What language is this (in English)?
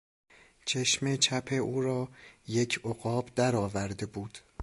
Persian